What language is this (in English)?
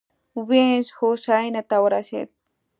Pashto